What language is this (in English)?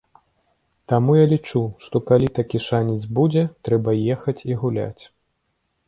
Belarusian